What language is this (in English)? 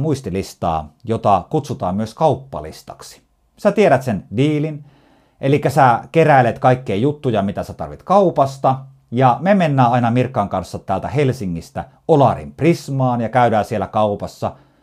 Finnish